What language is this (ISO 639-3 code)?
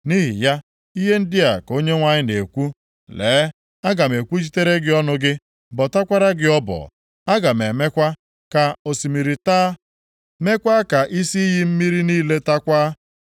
ibo